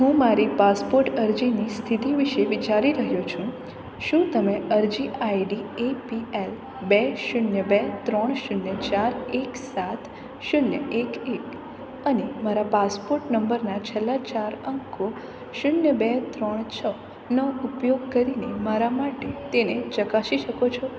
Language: Gujarati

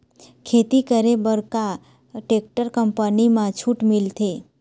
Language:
Chhattisgarhi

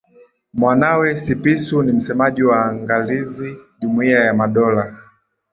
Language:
Swahili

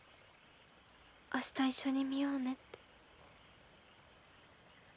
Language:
Japanese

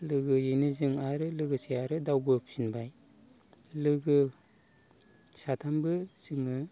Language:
Bodo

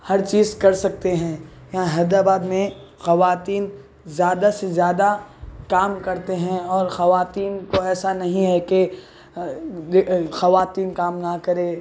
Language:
Urdu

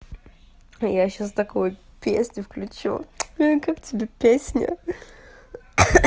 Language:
Russian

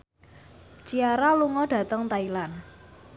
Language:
Javanese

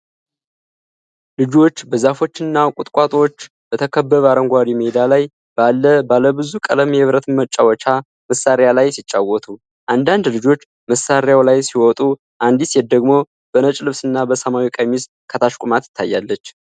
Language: Amharic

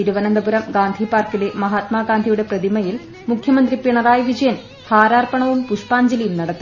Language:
Malayalam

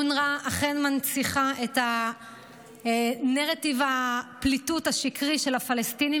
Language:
Hebrew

